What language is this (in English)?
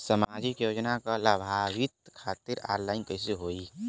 Bhojpuri